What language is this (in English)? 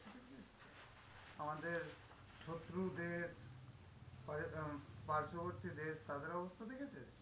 Bangla